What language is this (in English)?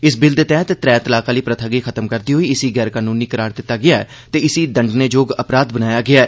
Dogri